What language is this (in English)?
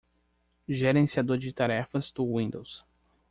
Portuguese